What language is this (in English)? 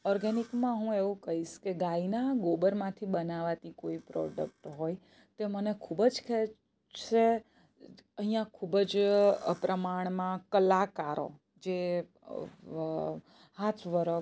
Gujarati